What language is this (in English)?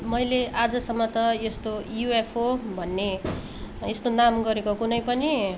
Nepali